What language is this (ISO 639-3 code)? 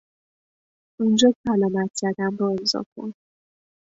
fas